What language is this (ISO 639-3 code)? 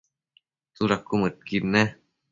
mcf